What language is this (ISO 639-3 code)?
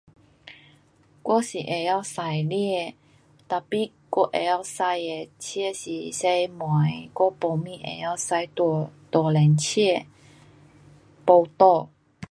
cpx